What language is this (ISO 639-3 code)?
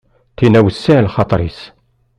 kab